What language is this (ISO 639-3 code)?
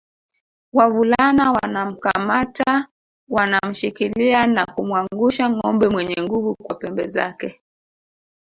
swa